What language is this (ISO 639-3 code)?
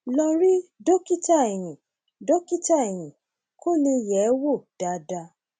yor